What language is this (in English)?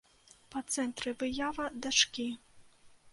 Belarusian